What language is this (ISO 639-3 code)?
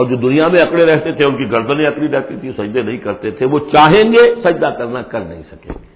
urd